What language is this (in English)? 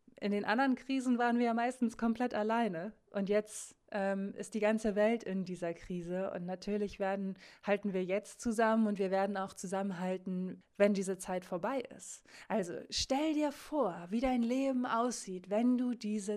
German